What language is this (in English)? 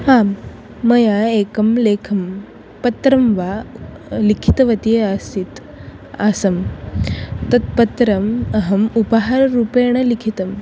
Sanskrit